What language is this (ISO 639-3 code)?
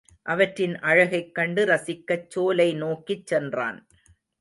tam